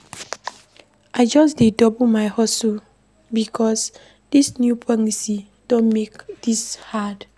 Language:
Nigerian Pidgin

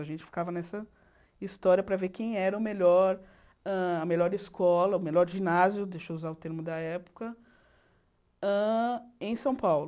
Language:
Portuguese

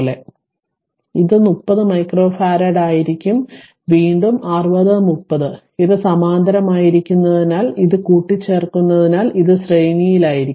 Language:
Malayalam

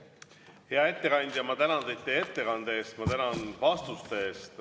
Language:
Estonian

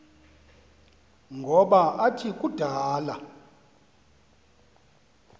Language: Xhosa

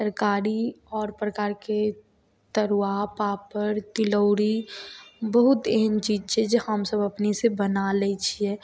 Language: Maithili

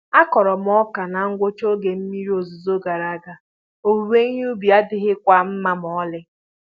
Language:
Igbo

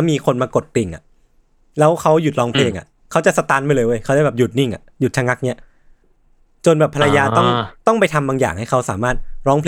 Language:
Thai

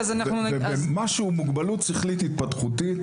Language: Hebrew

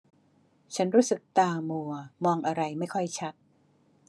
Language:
Thai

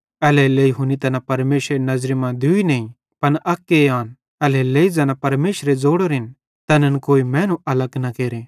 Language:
Bhadrawahi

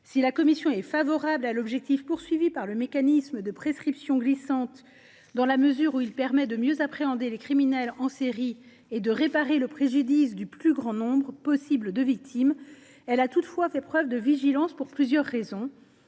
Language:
French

